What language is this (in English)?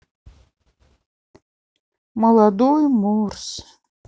Russian